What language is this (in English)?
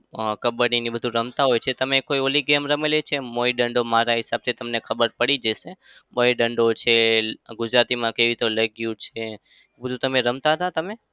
Gujarati